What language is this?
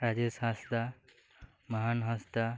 Santali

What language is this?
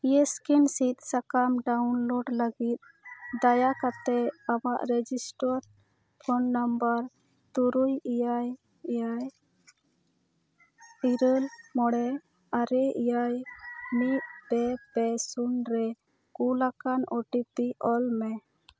Santali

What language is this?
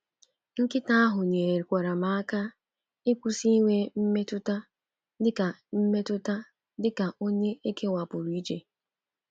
Igbo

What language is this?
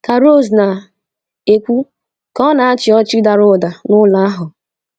Igbo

